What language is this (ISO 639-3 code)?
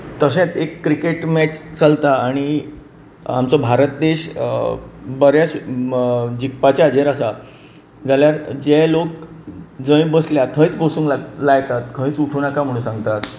kok